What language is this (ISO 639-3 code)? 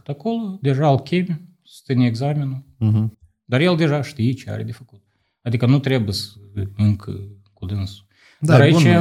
ron